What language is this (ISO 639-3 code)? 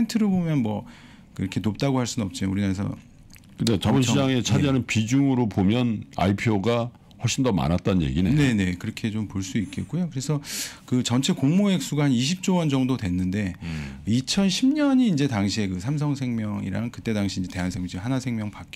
kor